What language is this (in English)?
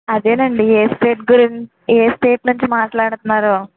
Telugu